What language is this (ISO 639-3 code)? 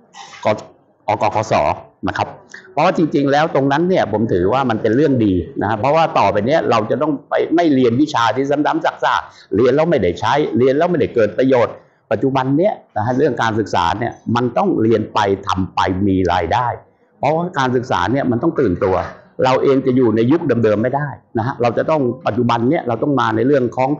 tha